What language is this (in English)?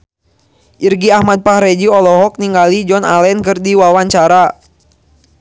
Sundanese